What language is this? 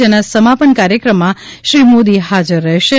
Gujarati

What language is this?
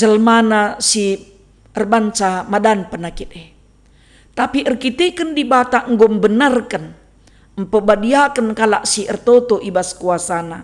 Indonesian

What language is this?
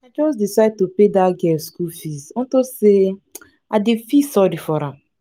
Nigerian Pidgin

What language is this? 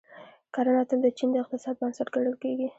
Pashto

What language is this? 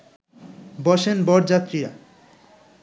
Bangla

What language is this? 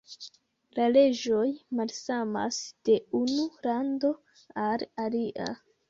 Esperanto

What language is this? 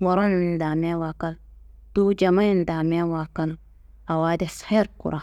Kanembu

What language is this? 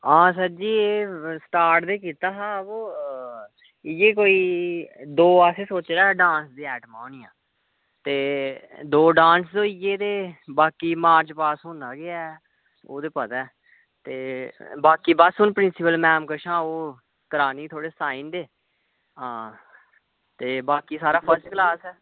Dogri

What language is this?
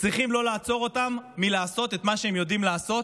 Hebrew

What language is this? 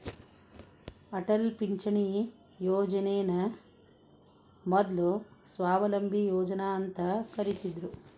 Kannada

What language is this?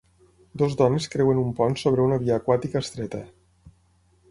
Catalan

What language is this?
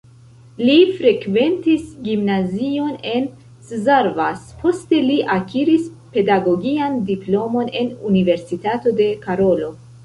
Esperanto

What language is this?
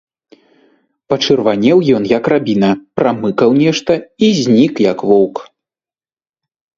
Belarusian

